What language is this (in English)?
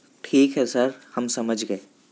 Urdu